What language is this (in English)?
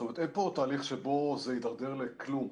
Hebrew